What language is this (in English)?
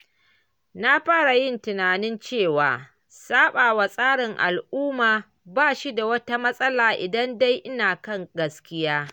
Hausa